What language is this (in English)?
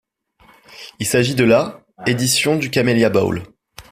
French